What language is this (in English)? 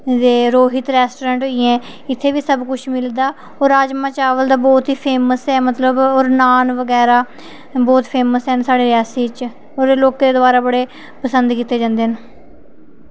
Dogri